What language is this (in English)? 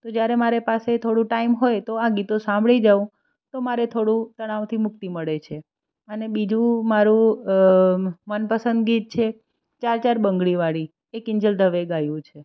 Gujarati